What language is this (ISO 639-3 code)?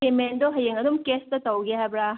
mni